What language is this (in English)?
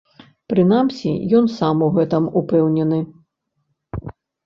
Belarusian